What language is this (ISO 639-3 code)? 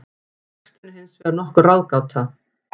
isl